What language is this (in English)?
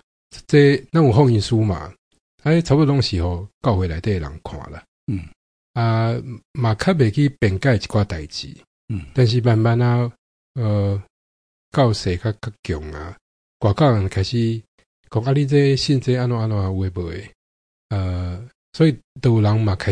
Chinese